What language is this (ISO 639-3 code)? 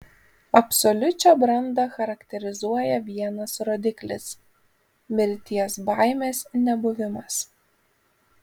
lit